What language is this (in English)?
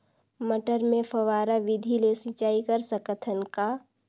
Chhattisgarhi